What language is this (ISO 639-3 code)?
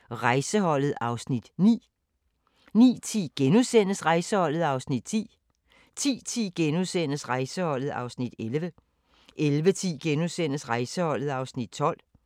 dan